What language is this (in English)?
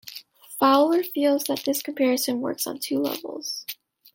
English